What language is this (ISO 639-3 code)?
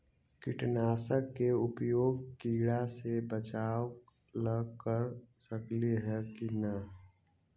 mag